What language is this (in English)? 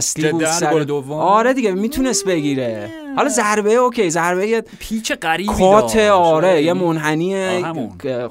Persian